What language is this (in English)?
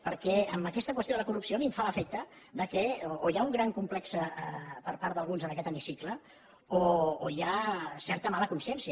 Catalan